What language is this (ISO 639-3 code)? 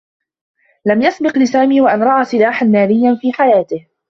ara